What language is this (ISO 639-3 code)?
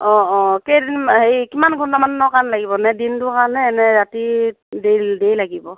asm